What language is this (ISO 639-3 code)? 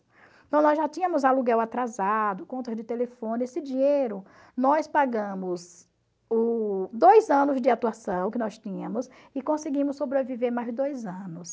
por